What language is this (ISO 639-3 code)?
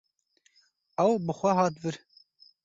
kur